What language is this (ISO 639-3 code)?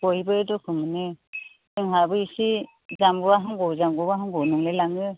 brx